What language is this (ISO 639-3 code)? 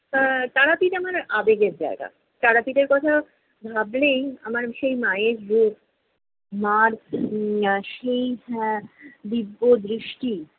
ben